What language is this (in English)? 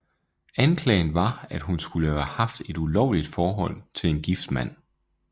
Danish